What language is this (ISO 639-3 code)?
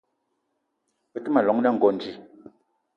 eto